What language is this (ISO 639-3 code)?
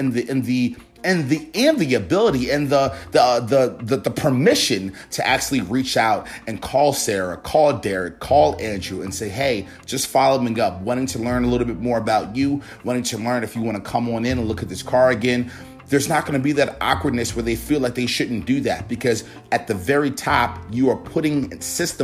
eng